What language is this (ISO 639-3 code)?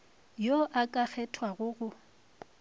nso